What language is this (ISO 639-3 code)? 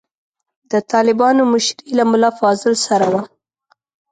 pus